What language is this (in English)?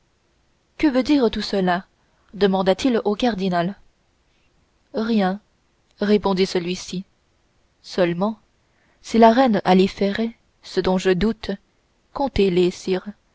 French